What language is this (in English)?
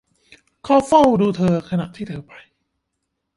Thai